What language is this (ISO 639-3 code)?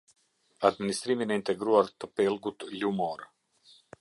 sqi